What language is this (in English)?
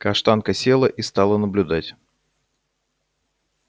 Russian